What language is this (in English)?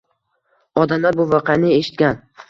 Uzbek